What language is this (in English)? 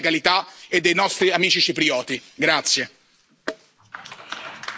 Italian